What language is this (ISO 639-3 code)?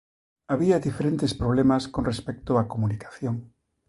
glg